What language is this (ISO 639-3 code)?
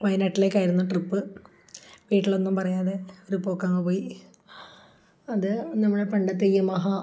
mal